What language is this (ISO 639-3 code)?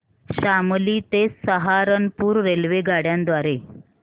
mar